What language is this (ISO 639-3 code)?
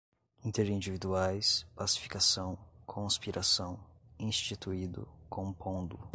por